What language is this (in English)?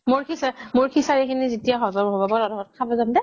Assamese